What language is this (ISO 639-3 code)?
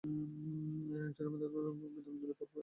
ben